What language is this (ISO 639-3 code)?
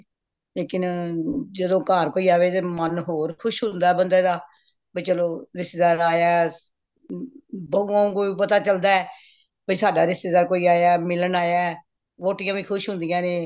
pan